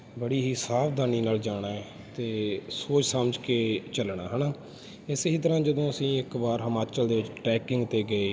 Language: Punjabi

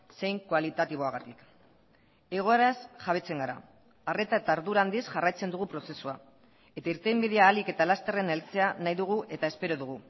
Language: Basque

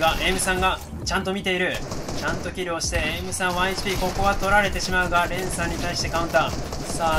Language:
Japanese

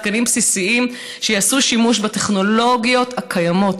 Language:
Hebrew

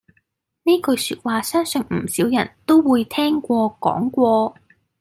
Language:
Cantonese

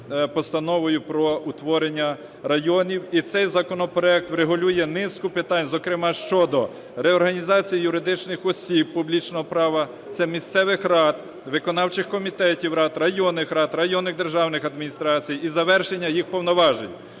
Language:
Ukrainian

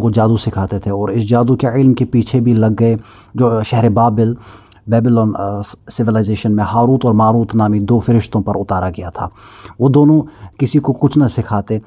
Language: Urdu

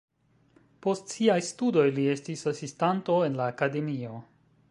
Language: Esperanto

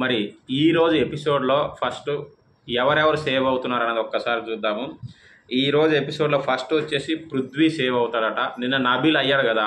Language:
Telugu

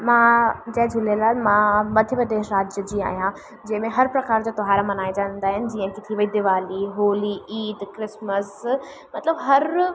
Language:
Sindhi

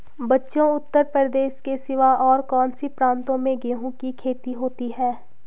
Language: Hindi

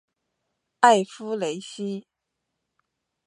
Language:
Chinese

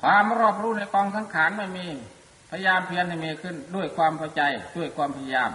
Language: Thai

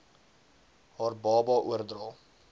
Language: Afrikaans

